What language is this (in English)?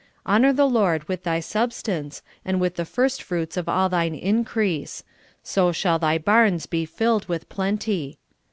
English